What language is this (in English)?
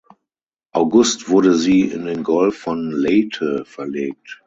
German